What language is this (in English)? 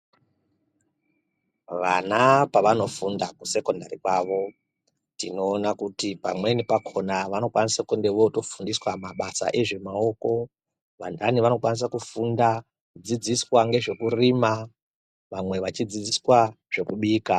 Ndau